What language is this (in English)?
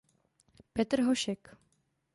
Czech